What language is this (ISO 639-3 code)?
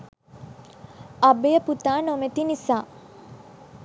sin